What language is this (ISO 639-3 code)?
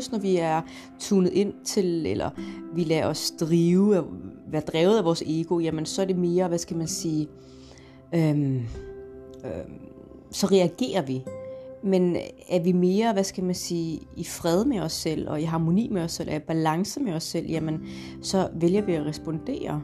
dan